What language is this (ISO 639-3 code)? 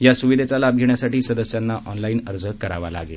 mar